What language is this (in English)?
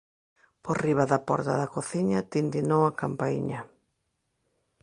Galician